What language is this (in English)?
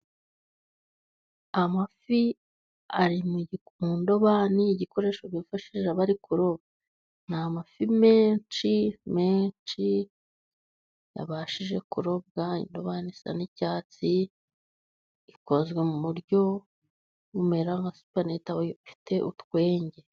Kinyarwanda